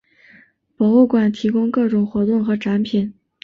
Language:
Chinese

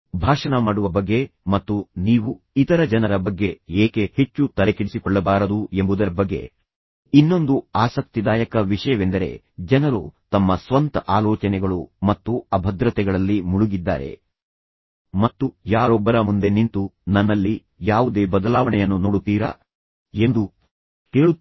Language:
Kannada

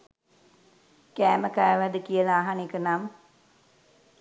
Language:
Sinhala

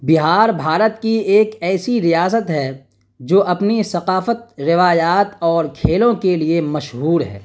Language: Urdu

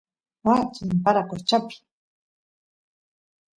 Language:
Santiago del Estero Quichua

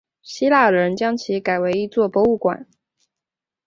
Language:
Chinese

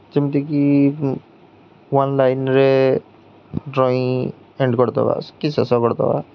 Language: Odia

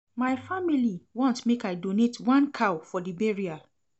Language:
Nigerian Pidgin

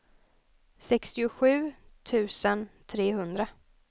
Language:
Swedish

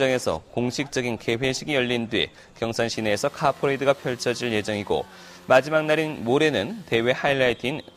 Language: Korean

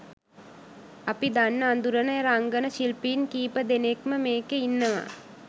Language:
Sinhala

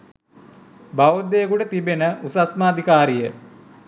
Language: Sinhala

